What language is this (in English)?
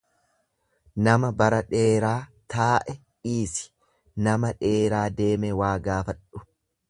Oromo